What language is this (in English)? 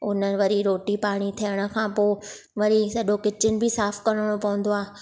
Sindhi